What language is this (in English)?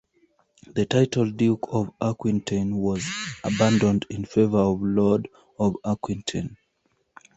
English